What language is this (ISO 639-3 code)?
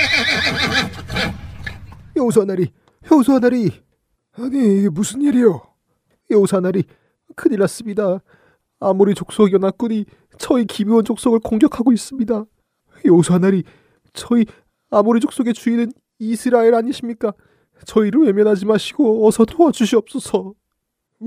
kor